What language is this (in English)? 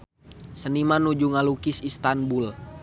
Sundanese